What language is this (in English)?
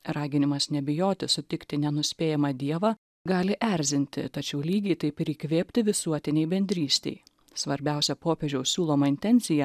Lithuanian